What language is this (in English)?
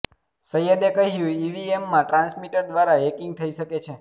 Gujarati